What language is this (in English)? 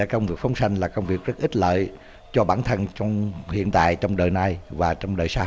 Vietnamese